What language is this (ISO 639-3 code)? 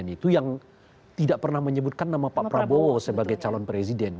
ind